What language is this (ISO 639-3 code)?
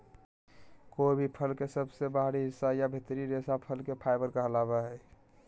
mag